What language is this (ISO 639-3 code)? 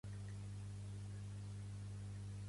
cat